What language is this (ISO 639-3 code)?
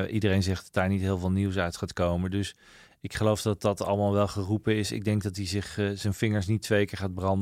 nld